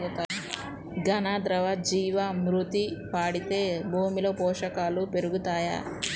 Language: Telugu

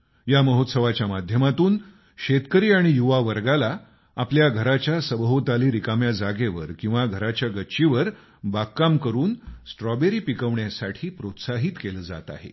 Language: Marathi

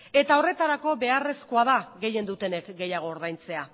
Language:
Basque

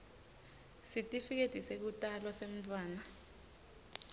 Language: Swati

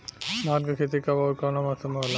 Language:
Bhojpuri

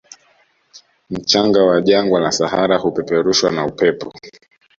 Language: Swahili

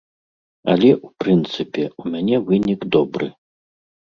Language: Belarusian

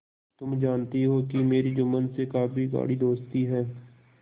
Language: Hindi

